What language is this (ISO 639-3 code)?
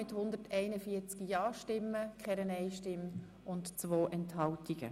gsw